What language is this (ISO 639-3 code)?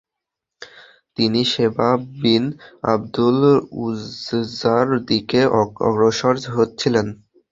ben